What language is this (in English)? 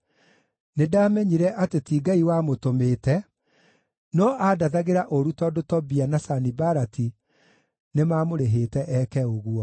Kikuyu